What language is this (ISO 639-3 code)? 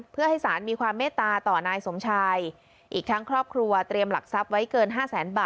tha